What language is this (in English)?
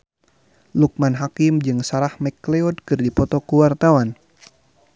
Sundanese